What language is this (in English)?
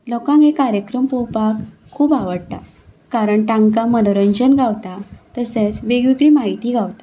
Konkani